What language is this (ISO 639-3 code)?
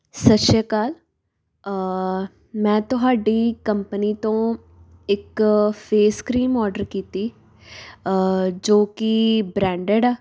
pan